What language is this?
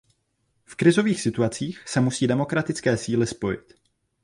Czech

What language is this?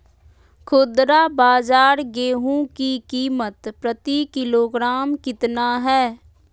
Magahi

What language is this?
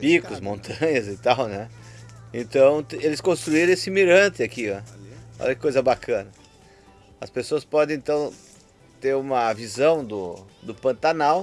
Portuguese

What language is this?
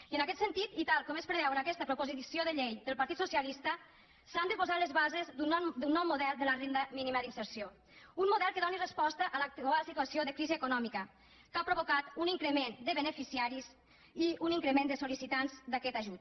Catalan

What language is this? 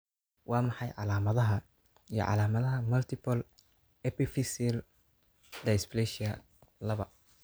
Somali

